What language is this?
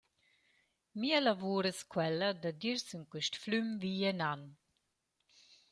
Romansh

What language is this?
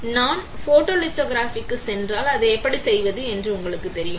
Tamil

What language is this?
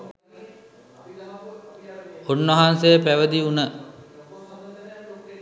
Sinhala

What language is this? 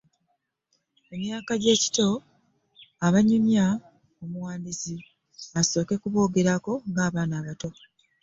Ganda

